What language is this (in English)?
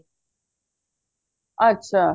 Punjabi